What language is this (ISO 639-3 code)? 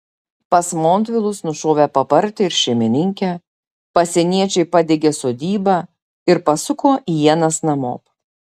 lit